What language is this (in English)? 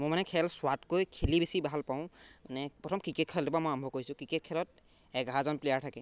Assamese